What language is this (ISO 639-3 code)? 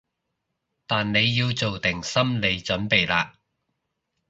yue